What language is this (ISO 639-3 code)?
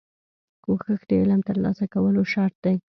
pus